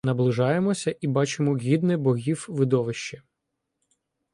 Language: Ukrainian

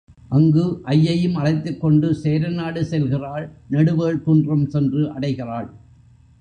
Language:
Tamil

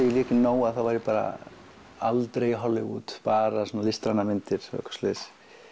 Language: Icelandic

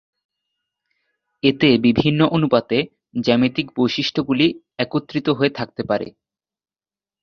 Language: Bangla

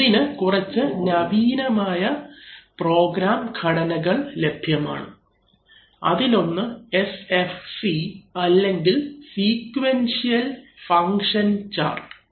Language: Malayalam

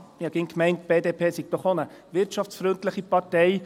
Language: Swiss German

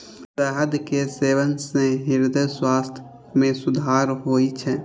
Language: Maithili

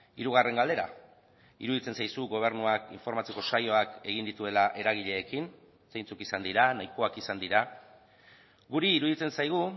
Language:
Basque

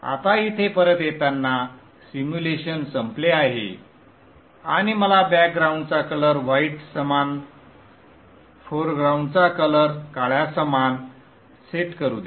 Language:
Marathi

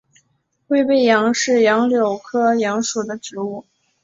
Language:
Chinese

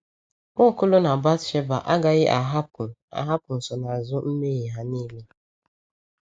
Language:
Igbo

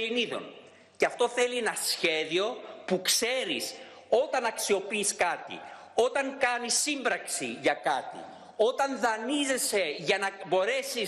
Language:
Greek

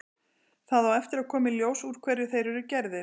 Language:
Icelandic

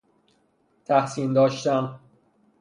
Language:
Persian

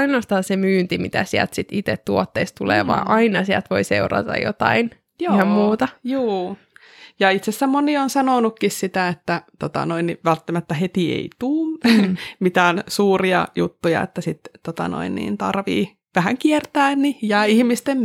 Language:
Finnish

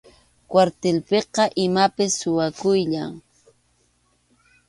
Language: Arequipa-La Unión Quechua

